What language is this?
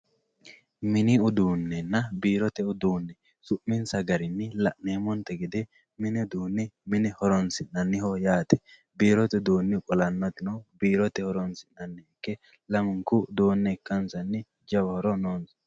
Sidamo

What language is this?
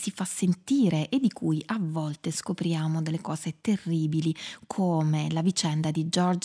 Italian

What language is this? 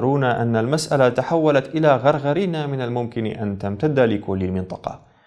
Arabic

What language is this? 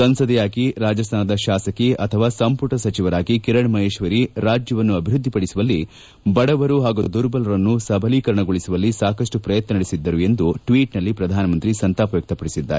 Kannada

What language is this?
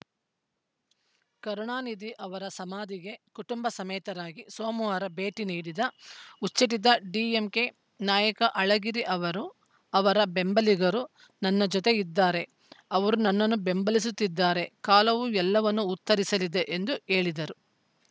Kannada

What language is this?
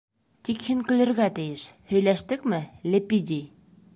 Bashkir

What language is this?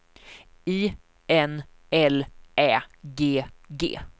Swedish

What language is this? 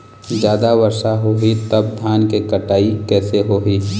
Chhattisgarhi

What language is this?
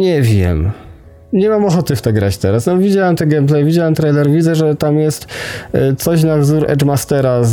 Polish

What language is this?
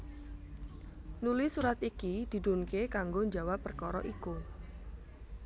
Javanese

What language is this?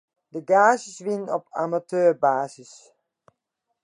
Western Frisian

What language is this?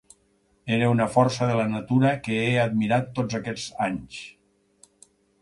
Catalan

